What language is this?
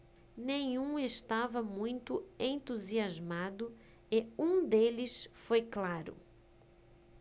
Portuguese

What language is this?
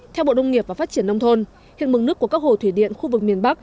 Vietnamese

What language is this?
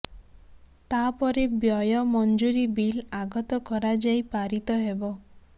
Odia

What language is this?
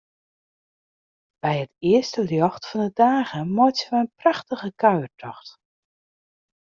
Western Frisian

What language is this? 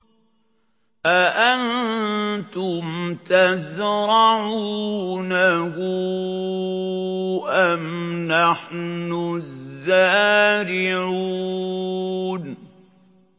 Arabic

